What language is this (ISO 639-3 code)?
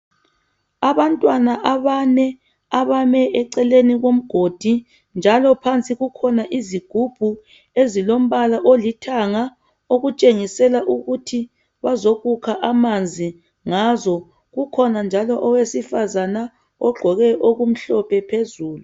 nde